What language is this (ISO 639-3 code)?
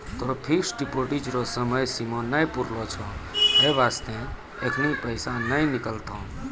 mai